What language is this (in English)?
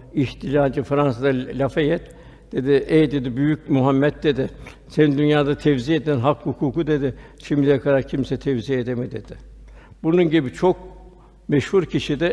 Turkish